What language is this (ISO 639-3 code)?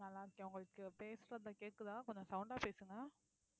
tam